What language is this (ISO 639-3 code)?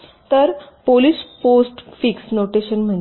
mar